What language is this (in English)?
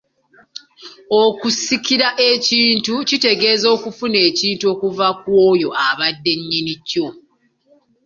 Ganda